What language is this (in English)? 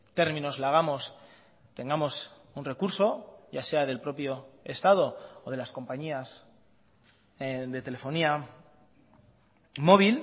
Spanish